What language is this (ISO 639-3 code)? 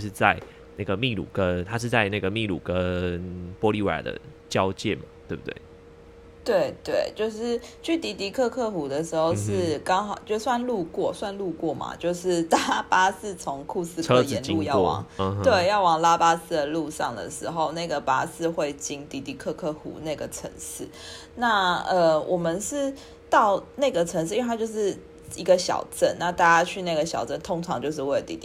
zho